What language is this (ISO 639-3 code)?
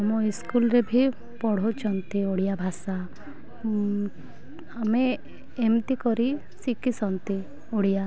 ori